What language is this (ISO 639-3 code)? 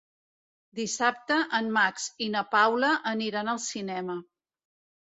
cat